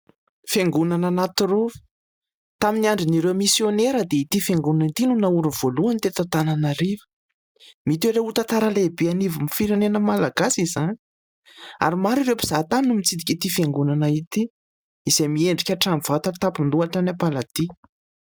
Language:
Malagasy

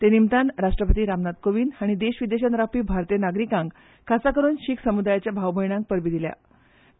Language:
Konkani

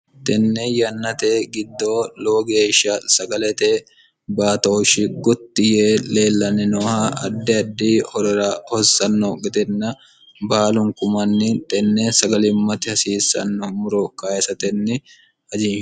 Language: Sidamo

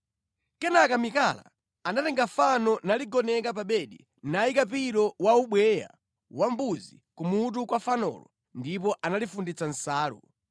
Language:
Nyanja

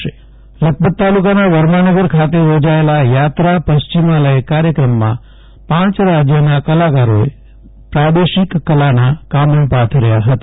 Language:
Gujarati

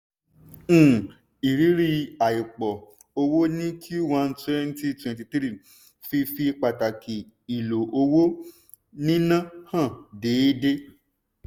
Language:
Yoruba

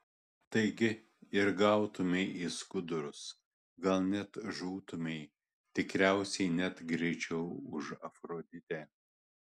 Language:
Lithuanian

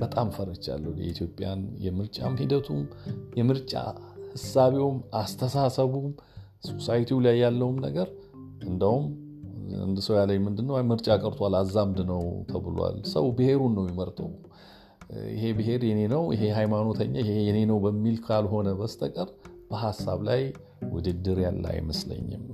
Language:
Amharic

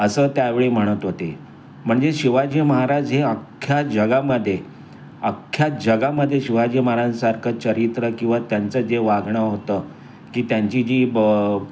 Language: Marathi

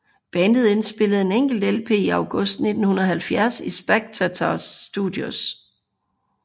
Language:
Danish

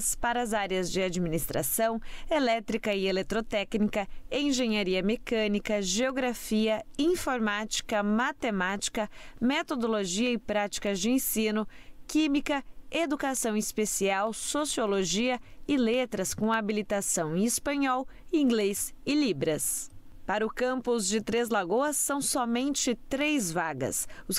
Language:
Portuguese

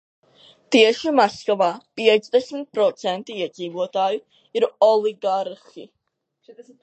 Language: Latvian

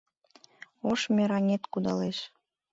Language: Mari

